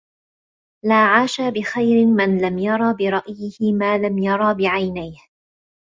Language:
Arabic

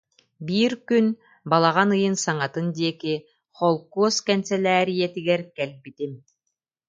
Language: Yakut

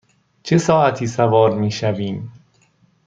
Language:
Persian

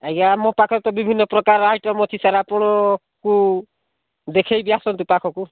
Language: Odia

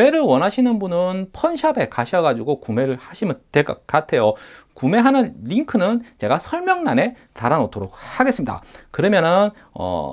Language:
Korean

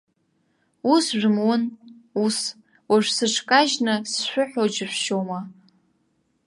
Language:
Abkhazian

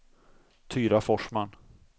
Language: Swedish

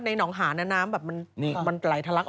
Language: Thai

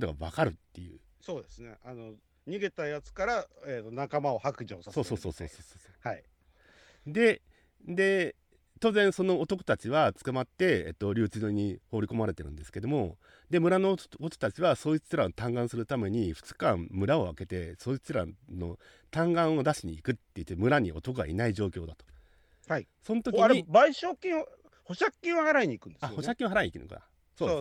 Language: Japanese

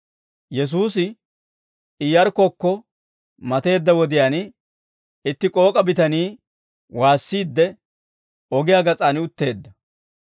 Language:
Dawro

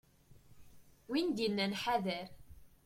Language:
Kabyle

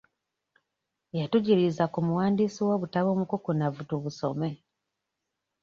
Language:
Ganda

